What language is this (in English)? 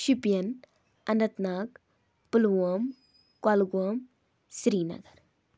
Kashmiri